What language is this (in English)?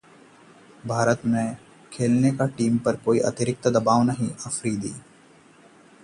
Hindi